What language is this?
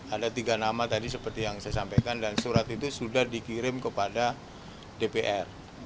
Indonesian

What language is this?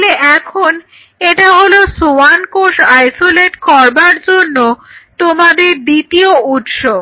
Bangla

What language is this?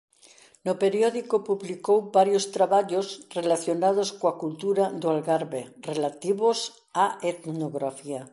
Galician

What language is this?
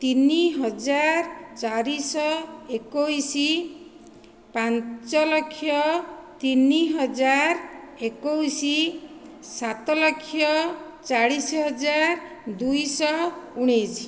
Odia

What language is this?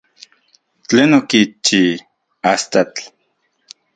Central Puebla Nahuatl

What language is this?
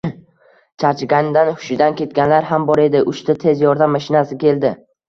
Uzbek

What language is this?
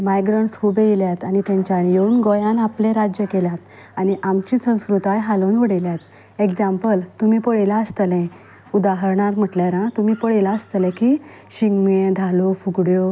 Konkani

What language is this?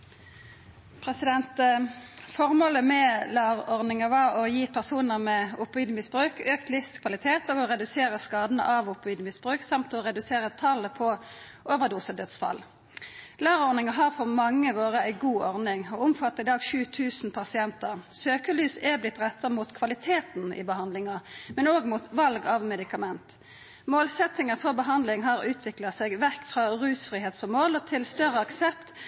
Norwegian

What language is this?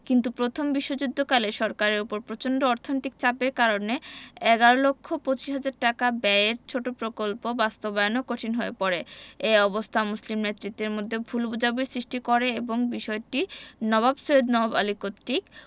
Bangla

